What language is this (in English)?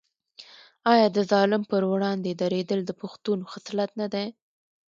Pashto